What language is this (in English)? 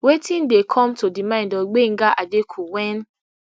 Nigerian Pidgin